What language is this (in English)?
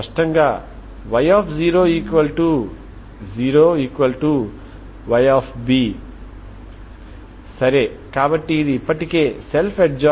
Telugu